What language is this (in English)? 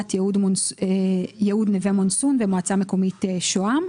Hebrew